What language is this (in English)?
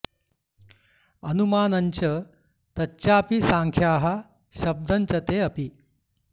Sanskrit